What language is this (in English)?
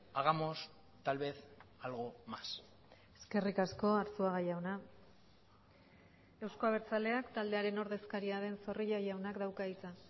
Basque